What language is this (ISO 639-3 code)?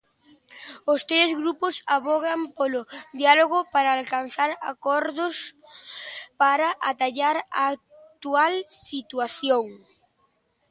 glg